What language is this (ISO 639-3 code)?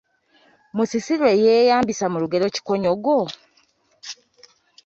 lug